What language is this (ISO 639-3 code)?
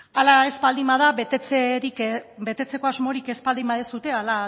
eus